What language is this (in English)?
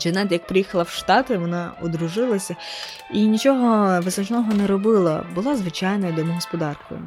Ukrainian